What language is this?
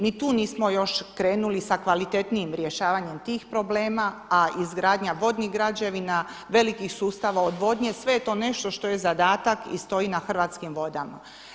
Croatian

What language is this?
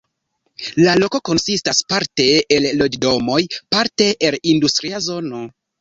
Esperanto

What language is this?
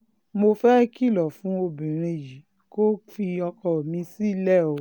Yoruba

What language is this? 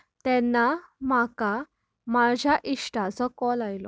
Konkani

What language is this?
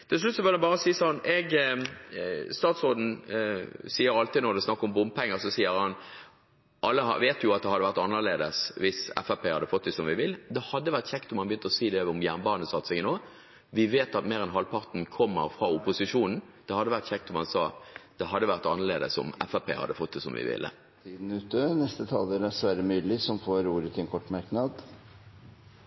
Norwegian Bokmål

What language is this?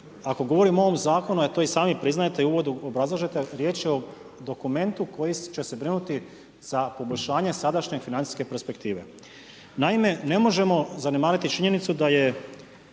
Croatian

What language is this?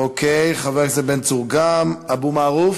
Hebrew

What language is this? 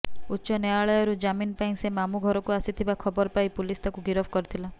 Odia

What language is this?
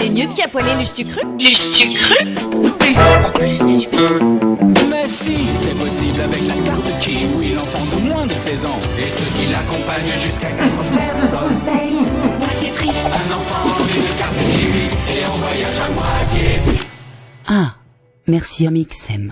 French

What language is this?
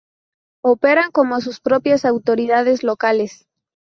Spanish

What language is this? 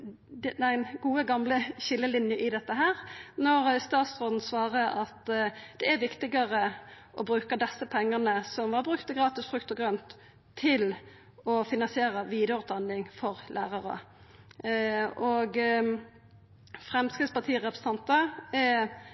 Norwegian Nynorsk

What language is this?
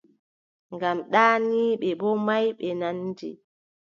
Adamawa Fulfulde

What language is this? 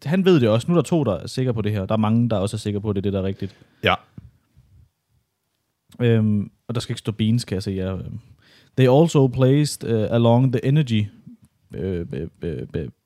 Danish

